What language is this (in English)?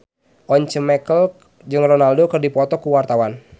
Sundanese